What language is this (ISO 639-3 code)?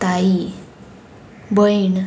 kok